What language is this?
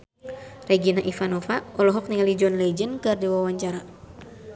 Sundanese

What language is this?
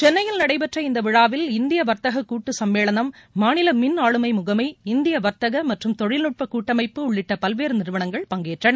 Tamil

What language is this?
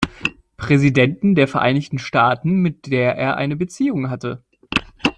German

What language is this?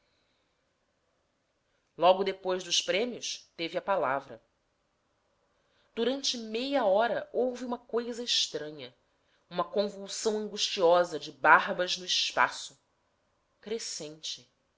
Portuguese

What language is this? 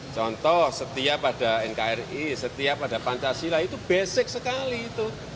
Indonesian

